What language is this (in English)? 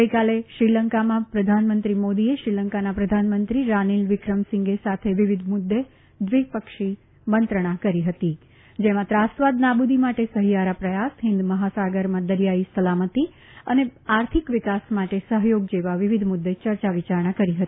Gujarati